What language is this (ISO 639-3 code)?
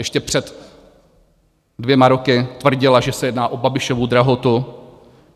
ces